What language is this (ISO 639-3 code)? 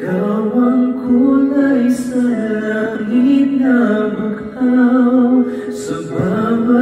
ara